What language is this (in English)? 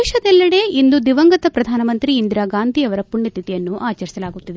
Kannada